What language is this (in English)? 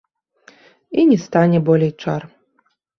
Belarusian